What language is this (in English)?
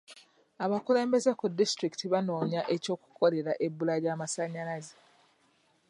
Ganda